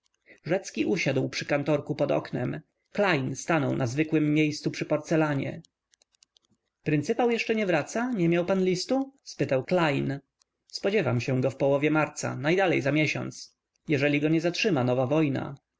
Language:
Polish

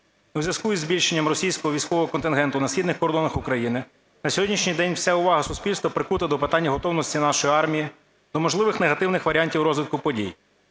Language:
Ukrainian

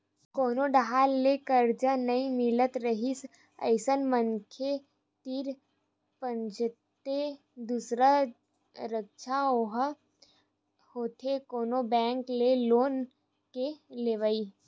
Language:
Chhattisgarhi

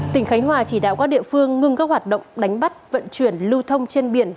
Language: Vietnamese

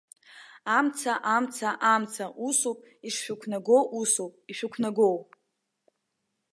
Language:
Abkhazian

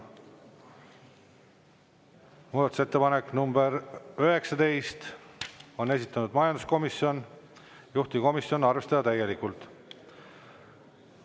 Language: Estonian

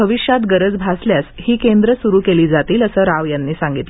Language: Marathi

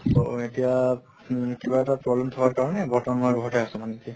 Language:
Assamese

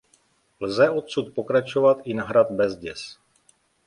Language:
Czech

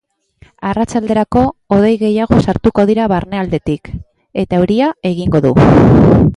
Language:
Basque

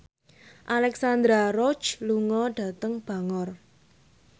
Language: Javanese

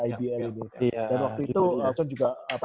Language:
Indonesian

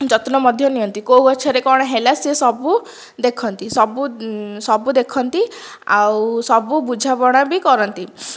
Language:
Odia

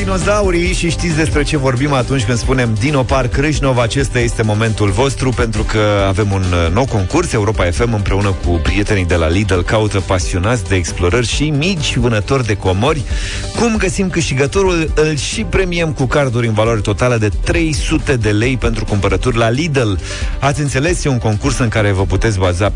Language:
Romanian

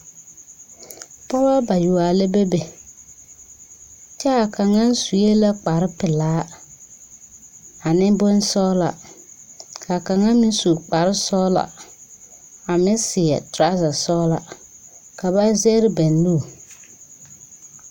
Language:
Southern Dagaare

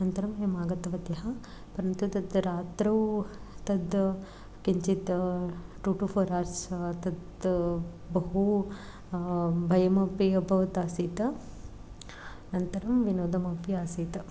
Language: Sanskrit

